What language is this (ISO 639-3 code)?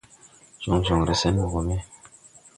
tui